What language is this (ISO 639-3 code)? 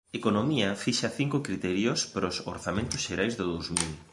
glg